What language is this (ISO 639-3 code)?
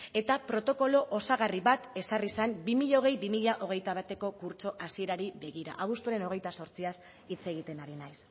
eus